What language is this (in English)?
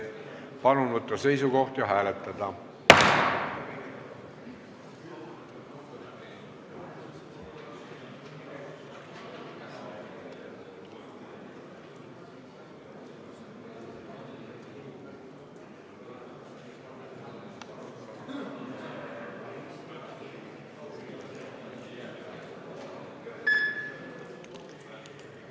Estonian